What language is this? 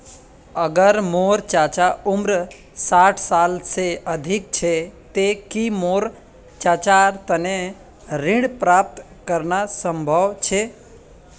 Magahi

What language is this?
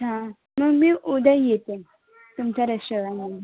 Marathi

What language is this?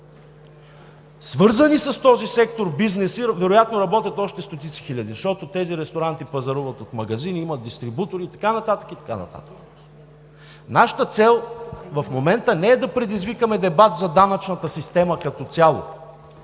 Bulgarian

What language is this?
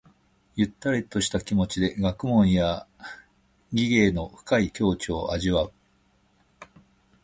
Japanese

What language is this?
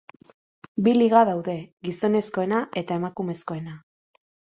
Basque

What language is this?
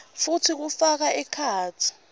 Swati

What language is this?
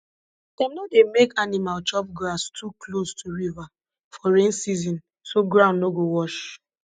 Nigerian Pidgin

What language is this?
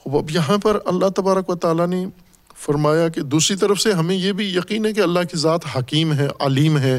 Urdu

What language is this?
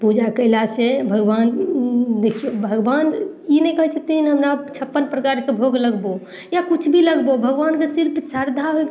Maithili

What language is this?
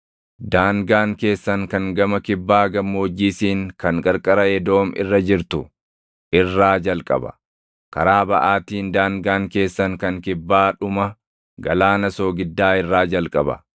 Oromo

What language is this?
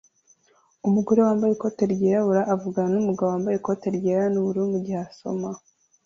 Kinyarwanda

